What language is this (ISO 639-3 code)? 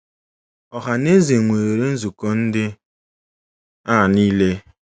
ibo